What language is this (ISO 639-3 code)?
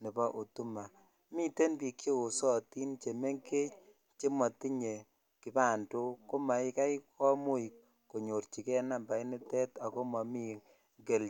kln